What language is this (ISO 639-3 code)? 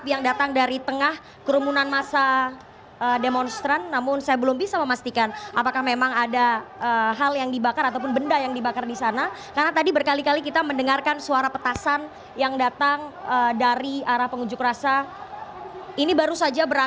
ind